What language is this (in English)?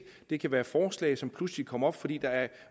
Danish